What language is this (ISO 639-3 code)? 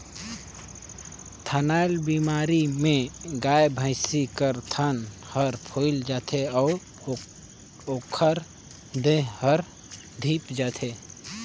hne